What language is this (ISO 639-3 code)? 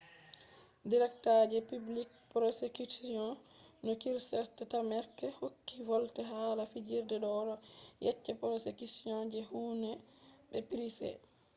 ful